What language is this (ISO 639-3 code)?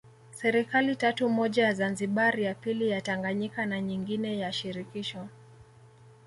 swa